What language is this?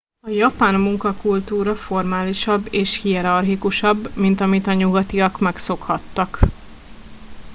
Hungarian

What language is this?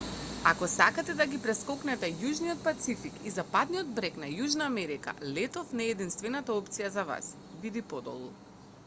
Macedonian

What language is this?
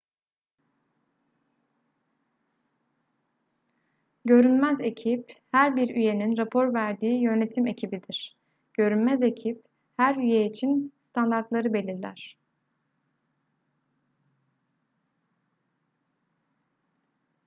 Turkish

